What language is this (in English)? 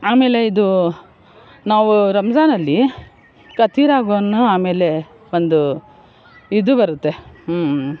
Kannada